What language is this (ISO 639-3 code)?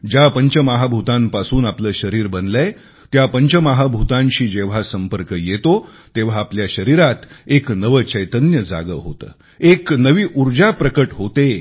mar